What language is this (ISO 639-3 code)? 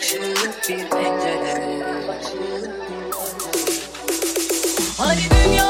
tur